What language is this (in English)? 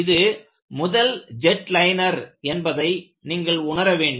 Tamil